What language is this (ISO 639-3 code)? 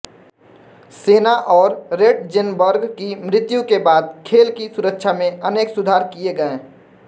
hin